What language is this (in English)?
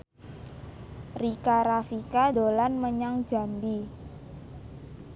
Javanese